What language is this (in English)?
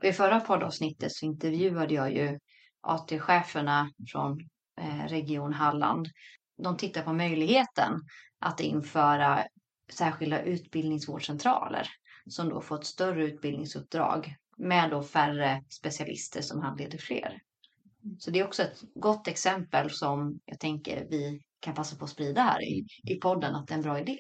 Swedish